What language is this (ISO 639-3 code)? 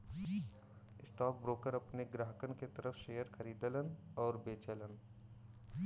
bho